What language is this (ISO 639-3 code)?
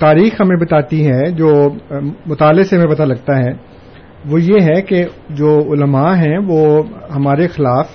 urd